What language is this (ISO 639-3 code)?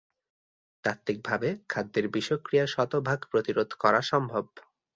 ben